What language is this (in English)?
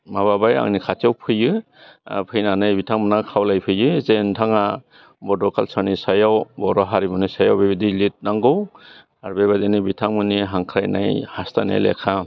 Bodo